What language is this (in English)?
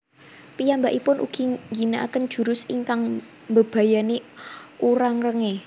Javanese